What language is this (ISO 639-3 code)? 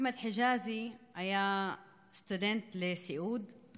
heb